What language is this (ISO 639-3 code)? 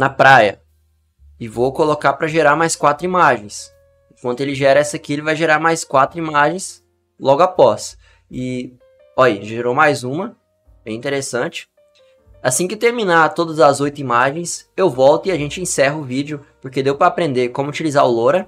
por